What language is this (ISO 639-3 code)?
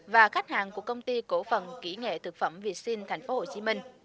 vie